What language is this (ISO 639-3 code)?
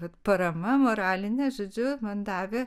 lit